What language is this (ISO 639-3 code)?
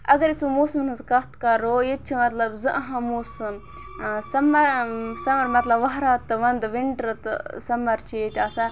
kas